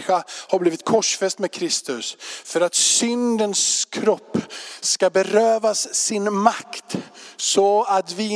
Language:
Swedish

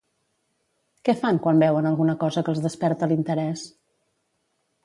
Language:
Catalan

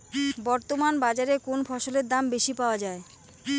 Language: Bangla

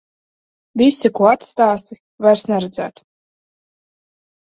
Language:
Latvian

